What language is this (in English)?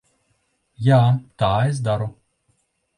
Latvian